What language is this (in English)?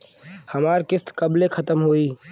Bhojpuri